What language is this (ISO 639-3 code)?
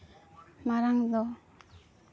sat